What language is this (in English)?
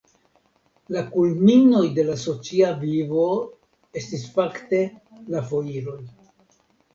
Esperanto